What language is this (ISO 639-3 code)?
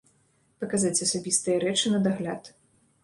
bel